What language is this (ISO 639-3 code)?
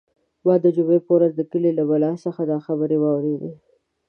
pus